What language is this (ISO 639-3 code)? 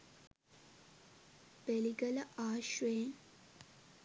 sin